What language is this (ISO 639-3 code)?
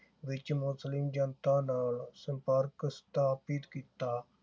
pan